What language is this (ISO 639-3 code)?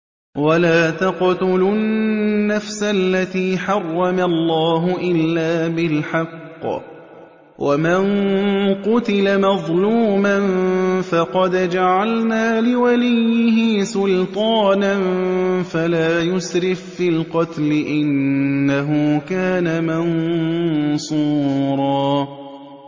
ara